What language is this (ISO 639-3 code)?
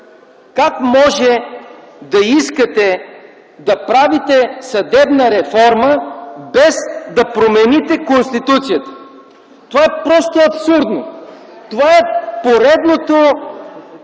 bul